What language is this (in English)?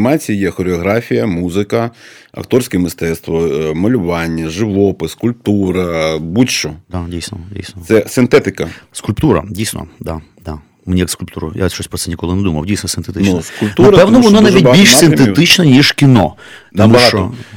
Ukrainian